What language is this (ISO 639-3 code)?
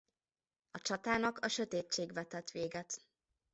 hun